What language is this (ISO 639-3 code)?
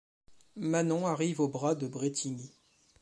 fra